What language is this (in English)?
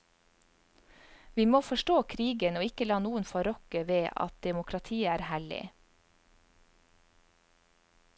Norwegian